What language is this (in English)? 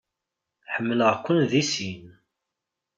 Kabyle